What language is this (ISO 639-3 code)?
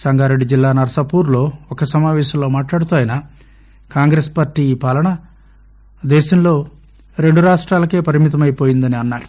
tel